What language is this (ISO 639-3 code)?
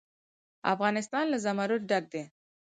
pus